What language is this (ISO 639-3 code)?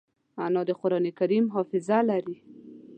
pus